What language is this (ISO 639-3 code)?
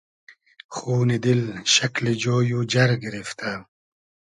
haz